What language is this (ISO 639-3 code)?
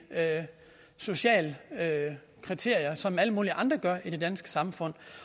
dan